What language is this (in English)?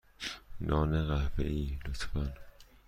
Persian